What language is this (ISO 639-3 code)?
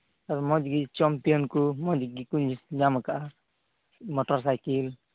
sat